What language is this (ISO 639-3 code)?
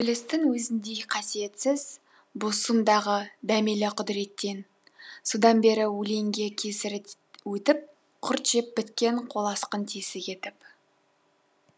kaz